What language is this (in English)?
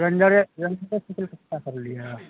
Maithili